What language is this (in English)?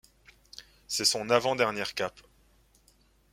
French